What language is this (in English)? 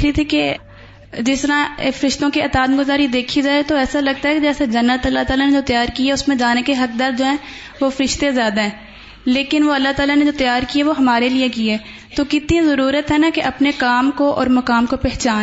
Urdu